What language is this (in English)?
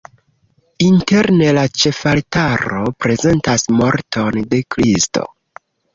Esperanto